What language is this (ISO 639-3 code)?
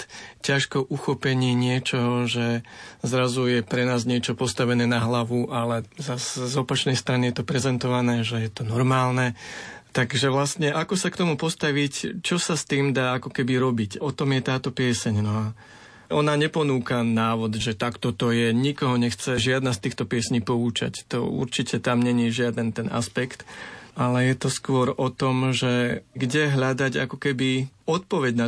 slk